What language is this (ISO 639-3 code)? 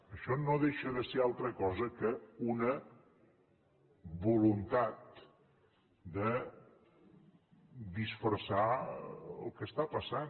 cat